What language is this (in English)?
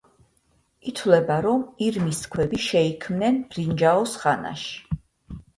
Georgian